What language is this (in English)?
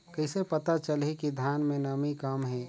Chhattisgarhi